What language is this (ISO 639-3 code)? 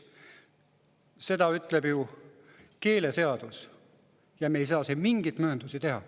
est